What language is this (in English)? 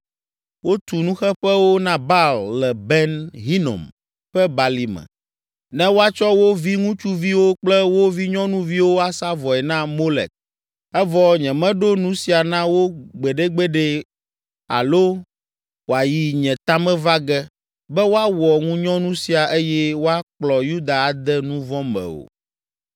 Ewe